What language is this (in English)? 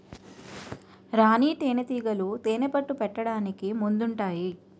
Telugu